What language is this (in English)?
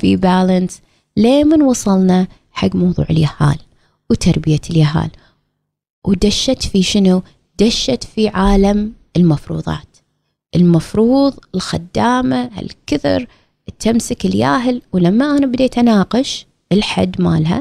Arabic